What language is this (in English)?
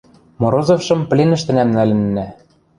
Western Mari